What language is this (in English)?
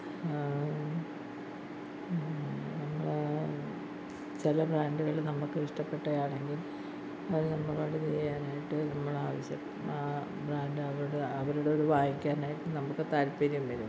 Malayalam